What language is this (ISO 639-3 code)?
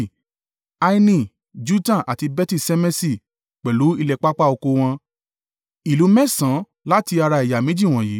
yor